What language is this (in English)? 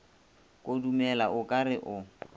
Northern Sotho